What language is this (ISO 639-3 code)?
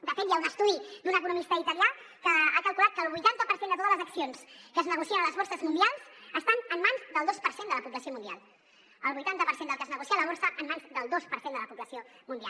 cat